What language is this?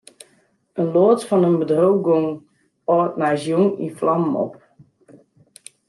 Western Frisian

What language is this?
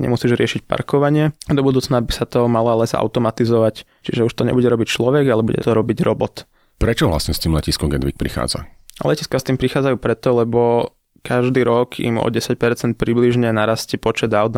Slovak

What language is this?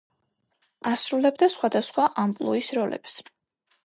Georgian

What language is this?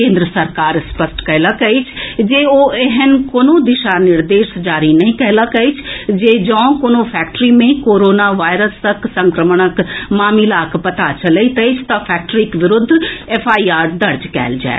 Maithili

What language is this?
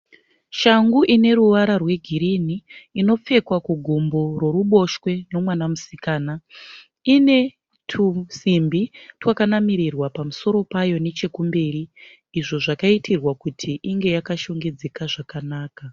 Shona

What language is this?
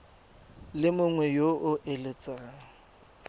Tswana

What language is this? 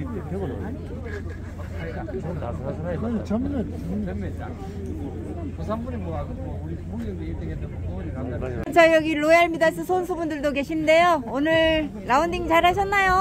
Korean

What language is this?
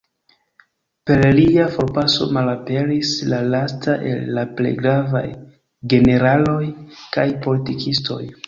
Esperanto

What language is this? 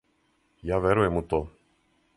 Serbian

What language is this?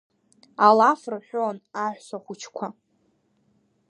Abkhazian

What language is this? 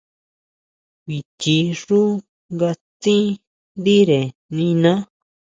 Huautla Mazatec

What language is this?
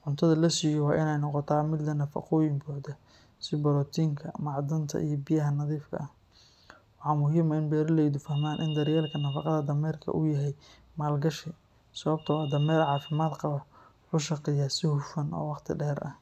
Somali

